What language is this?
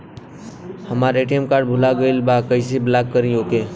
Bhojpuri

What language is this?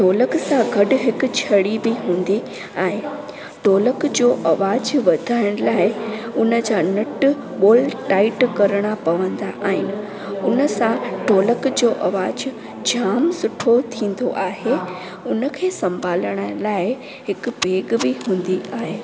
Sindhi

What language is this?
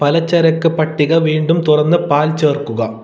Malayalam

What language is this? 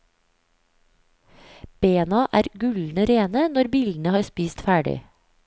Norwegian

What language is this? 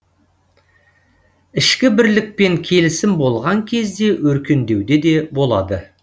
Kazakh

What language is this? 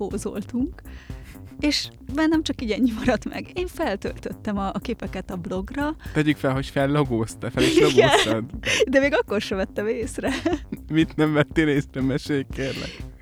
Hungarian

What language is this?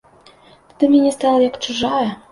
Belarusian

